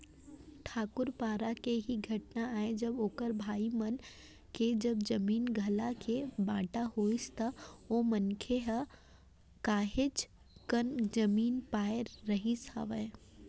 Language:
Chhattisgarhi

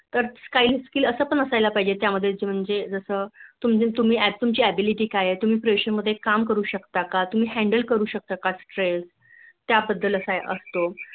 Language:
Marathi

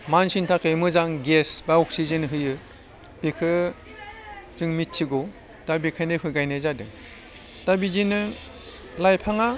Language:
Bodo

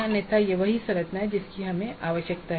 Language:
Hindi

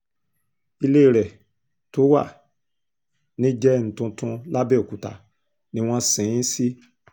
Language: Yoruba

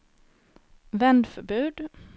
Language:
Swedish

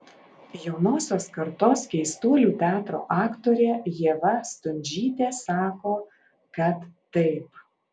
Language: Lithuanian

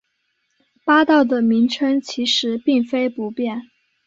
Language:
Chinese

